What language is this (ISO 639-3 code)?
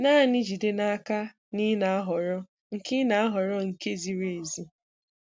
ibo